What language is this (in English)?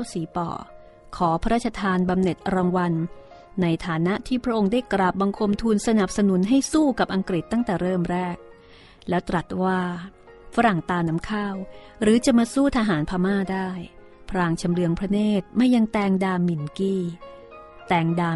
Thai